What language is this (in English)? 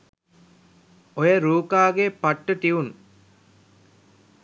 Sinhala